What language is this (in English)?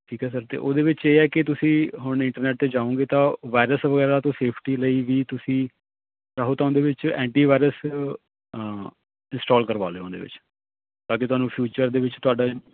Punjabi